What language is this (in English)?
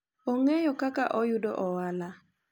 Luo (Kenya and Tanzania)